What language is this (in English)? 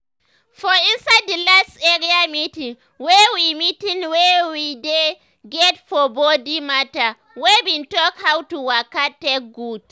Nigerian Pidgin